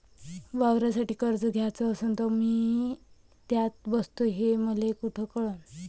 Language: Marathi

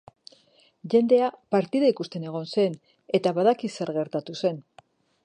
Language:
Basque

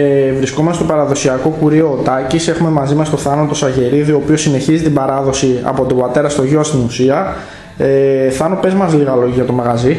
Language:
Greek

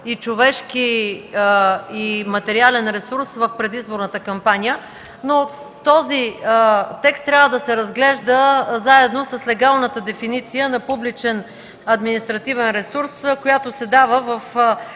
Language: Bulgarian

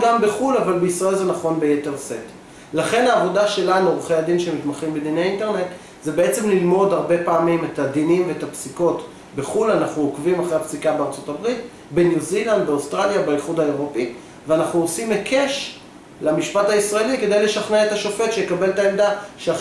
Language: Hebrew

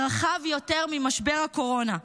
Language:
Hebrew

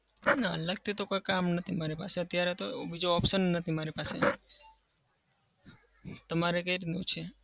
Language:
Gujarati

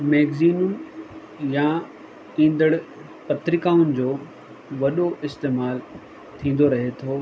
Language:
Sindhi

